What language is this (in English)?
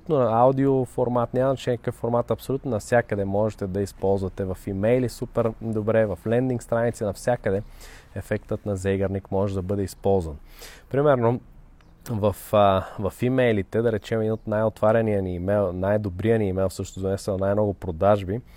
Bulgarian